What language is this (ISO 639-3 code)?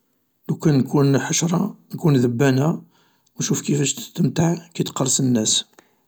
arq